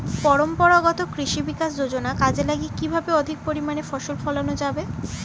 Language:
Bangla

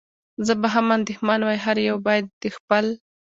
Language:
Pashto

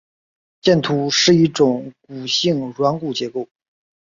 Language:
Chinese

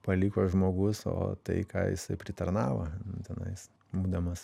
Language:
Lithuanian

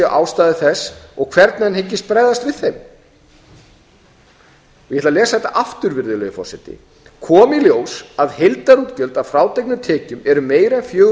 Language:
Icelandic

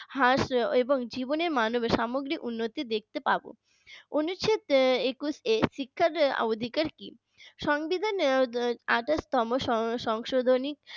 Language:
Bangla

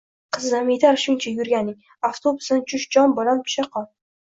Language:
Uzbek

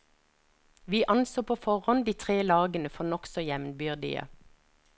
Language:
Norwegian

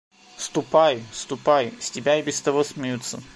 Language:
Russian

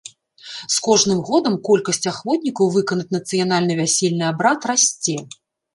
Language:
Belarusian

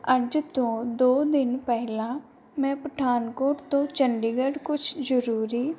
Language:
Punjabi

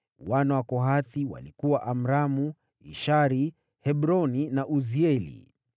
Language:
Swahili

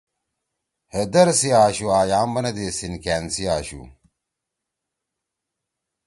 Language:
Torwali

